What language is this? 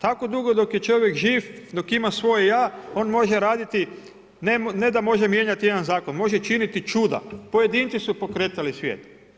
Croatian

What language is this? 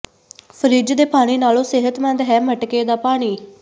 Punjabi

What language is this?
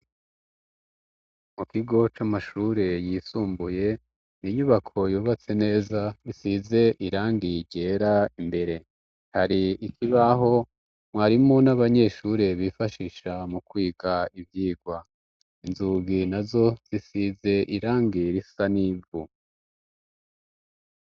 Rundi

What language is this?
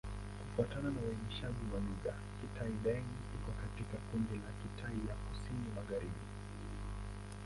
Swahili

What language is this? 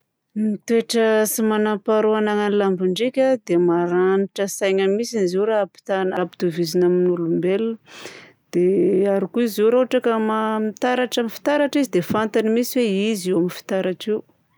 Southern Betsimisaraka Malagasy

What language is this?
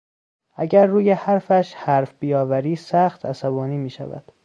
Persian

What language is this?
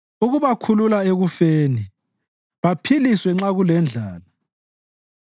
North Ndebele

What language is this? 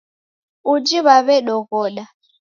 Taita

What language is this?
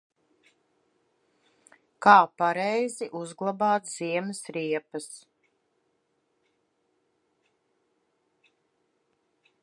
Latvian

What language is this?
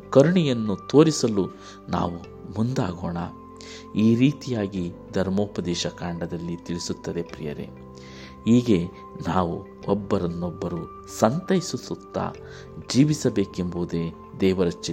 Kannada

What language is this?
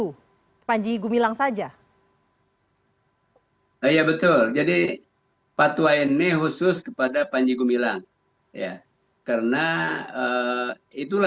Indonesian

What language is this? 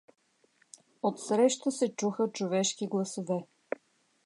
Bulgarian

